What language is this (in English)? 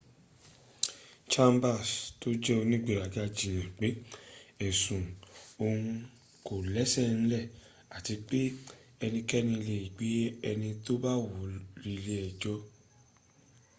Yoruba